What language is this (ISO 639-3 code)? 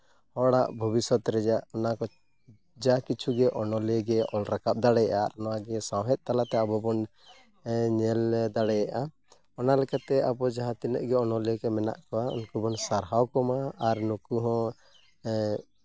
sat